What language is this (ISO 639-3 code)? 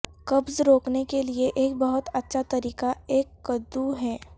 urd